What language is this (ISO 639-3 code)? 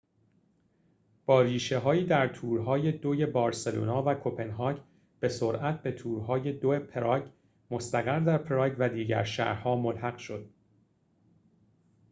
fas